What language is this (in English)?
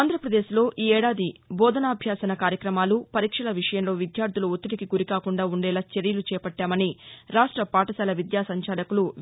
Telugu